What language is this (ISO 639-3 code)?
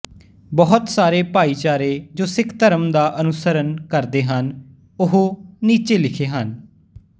pan